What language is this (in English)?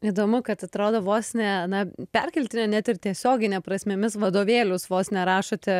Lithuanian